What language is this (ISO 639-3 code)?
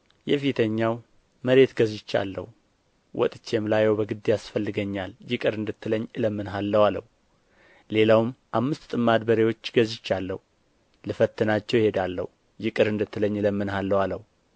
amh